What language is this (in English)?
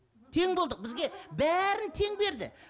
Kazakh